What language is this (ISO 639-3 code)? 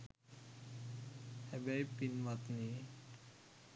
sin